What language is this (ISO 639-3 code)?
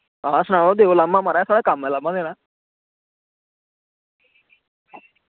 doi